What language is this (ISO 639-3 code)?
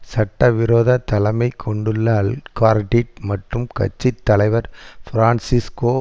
tam